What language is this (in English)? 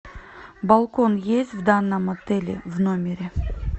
Russian